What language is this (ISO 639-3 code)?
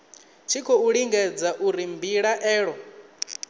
ven